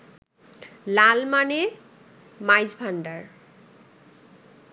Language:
Bangla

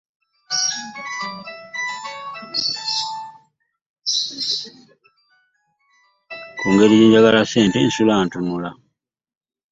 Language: Ganda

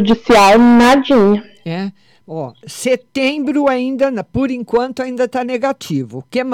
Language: Portuguese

